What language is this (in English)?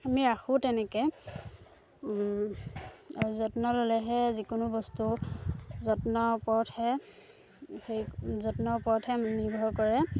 Assamese